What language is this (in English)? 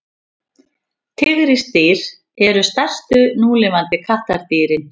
Icelandic